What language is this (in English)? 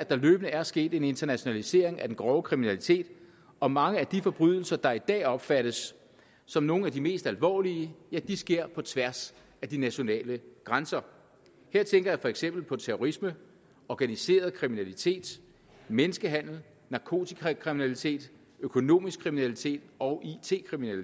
Danish